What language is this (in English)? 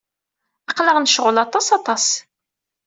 Kabyle